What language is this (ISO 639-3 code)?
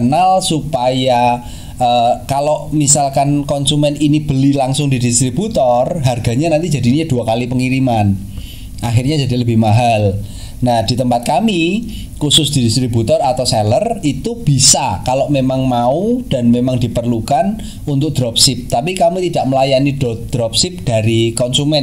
ind